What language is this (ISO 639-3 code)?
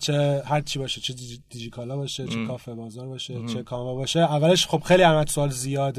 fas